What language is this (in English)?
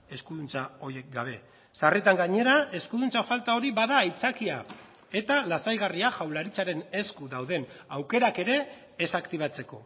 Basque